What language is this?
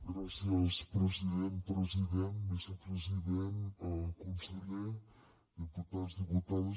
Catalan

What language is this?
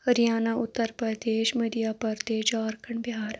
Kashmiri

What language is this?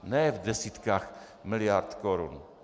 Czech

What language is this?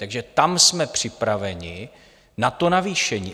Czech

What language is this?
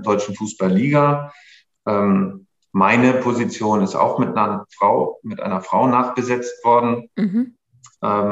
German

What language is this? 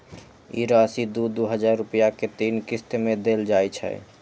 Maithili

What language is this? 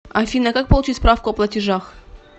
Russian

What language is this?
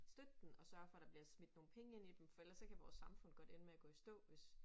Danish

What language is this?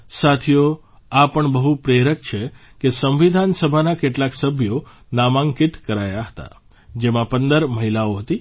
Gujarati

